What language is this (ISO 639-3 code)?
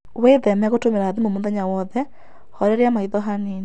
kik